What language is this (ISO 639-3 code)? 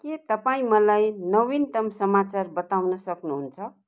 nep